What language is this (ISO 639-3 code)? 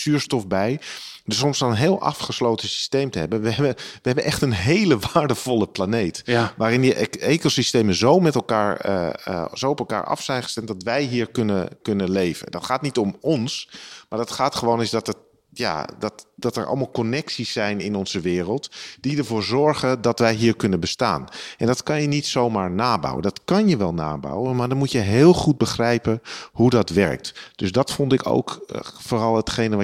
nld